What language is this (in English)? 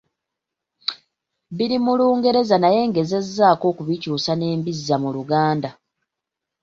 Ganda